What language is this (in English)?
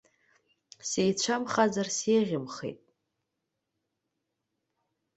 Abkhazian